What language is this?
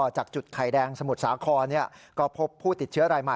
Thai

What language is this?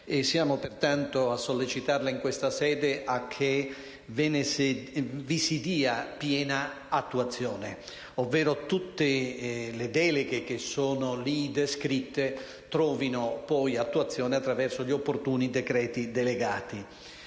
Italian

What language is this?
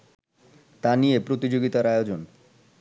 Bangla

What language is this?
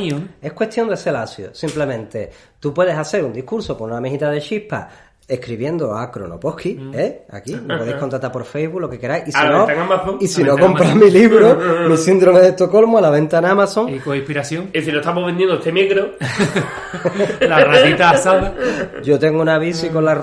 Spanish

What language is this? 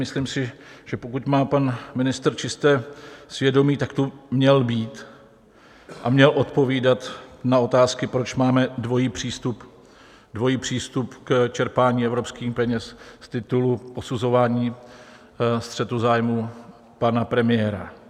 Czech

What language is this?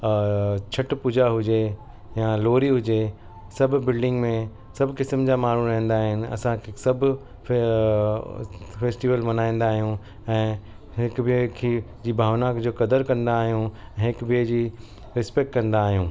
Sindhi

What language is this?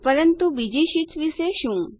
Gujarati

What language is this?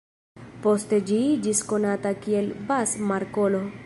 Esperanto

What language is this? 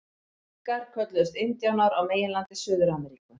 Icelandic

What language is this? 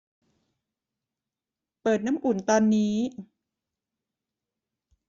Thai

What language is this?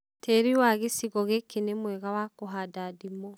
Kikuyu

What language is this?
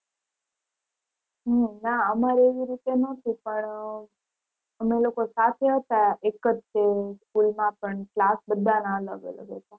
Gujarati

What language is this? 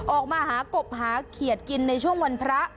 Thai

